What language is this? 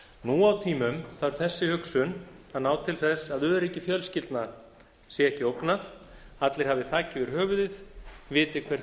Icelandic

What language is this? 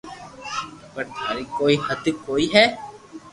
Loarki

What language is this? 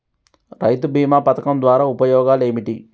Telugu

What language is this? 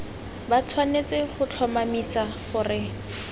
Tswana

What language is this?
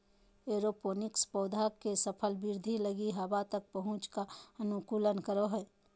Magahi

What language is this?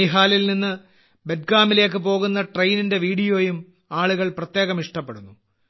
Malayalam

